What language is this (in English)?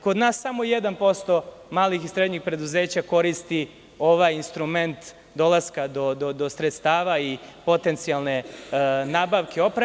Serbian